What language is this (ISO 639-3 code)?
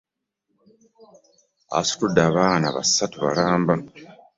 lug